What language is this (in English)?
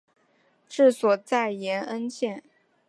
Chinese